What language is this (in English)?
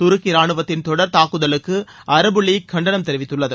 Tamil